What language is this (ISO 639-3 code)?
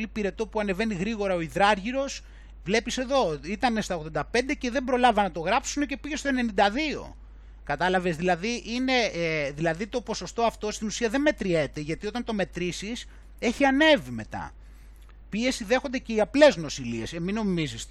ell